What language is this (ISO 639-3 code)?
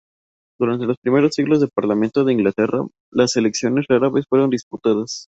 spa